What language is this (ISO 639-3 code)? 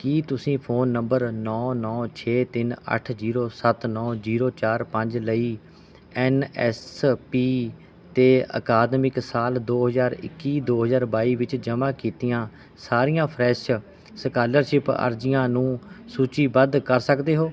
pan